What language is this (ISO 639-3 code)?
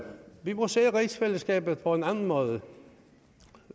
dan